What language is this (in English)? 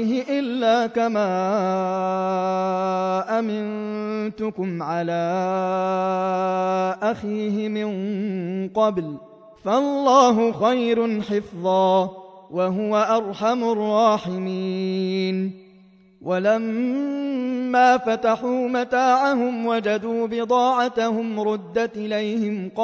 Arabic